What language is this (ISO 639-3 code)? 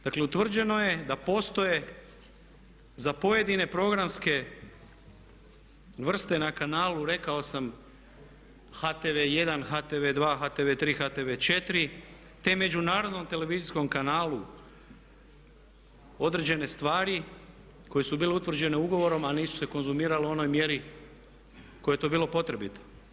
hrv